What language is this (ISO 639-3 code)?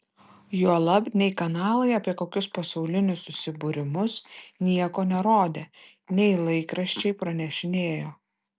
lit